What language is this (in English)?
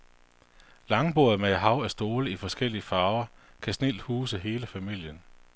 Danish